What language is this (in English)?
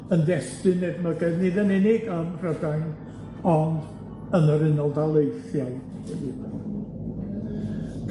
Welsh